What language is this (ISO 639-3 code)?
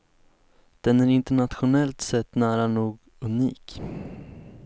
swe